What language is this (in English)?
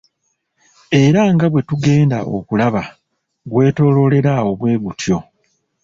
Ganda